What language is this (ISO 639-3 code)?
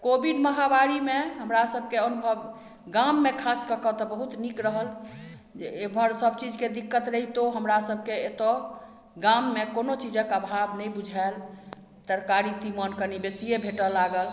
mai